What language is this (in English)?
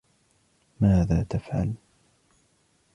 Arabic